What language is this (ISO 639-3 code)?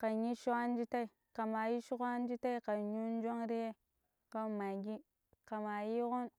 pip